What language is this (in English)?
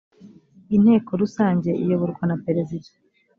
Kinyarwanda